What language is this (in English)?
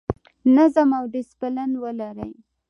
Pashto